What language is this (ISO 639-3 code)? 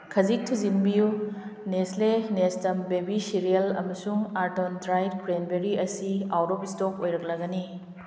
mni